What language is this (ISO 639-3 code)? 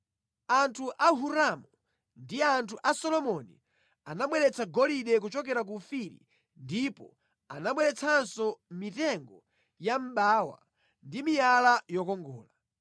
nya